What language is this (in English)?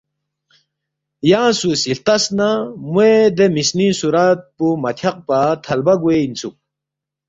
Balti